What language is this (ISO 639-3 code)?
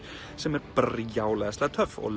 isl